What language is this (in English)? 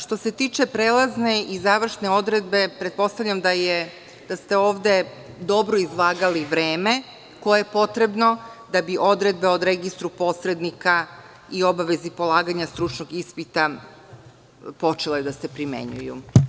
Serbian